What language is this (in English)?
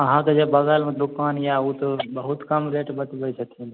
Maithili